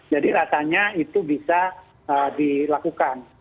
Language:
Indonesian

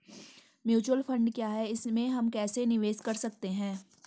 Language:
Hindi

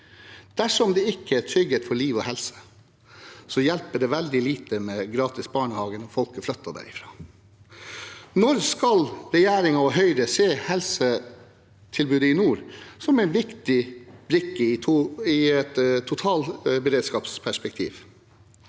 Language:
Norwegian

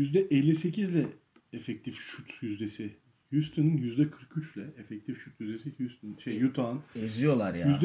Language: Turkish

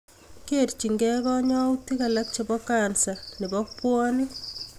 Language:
Kalenjin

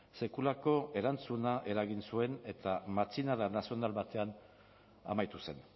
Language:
Basque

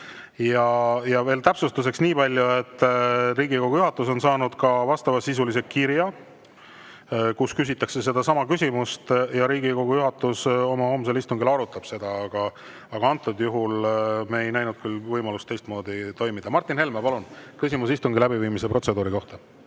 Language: Estonian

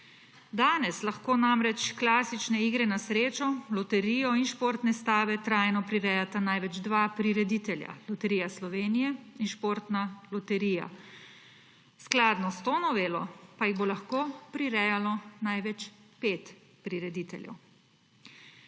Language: Slovenian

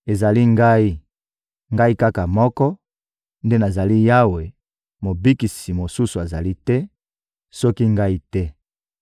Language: Lingala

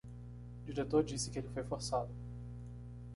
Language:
Portuguese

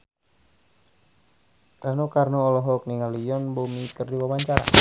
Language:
Sundanese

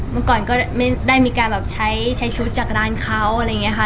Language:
Thai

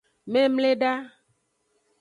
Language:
Aja (Benin)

